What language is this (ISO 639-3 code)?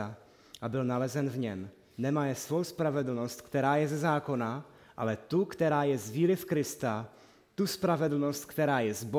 ces